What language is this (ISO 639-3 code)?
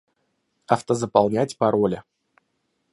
rus